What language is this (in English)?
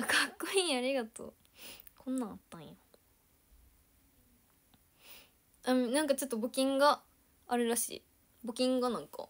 Japanese